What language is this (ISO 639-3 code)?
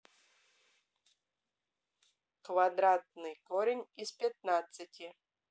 rus